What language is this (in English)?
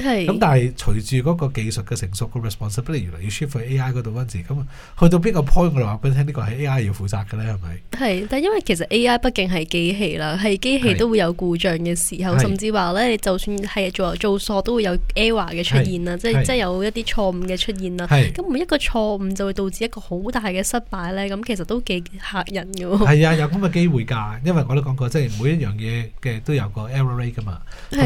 Chinese